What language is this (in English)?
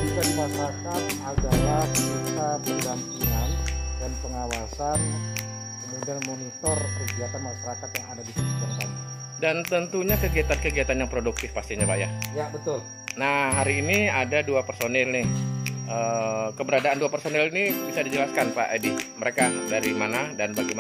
Indonesian